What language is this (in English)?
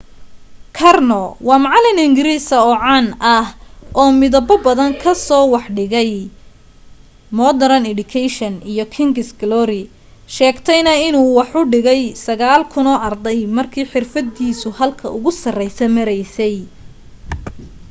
Somali